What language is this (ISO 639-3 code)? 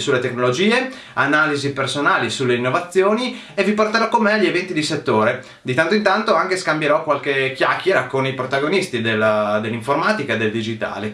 ita